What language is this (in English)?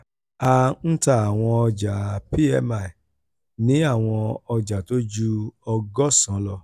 Yoruba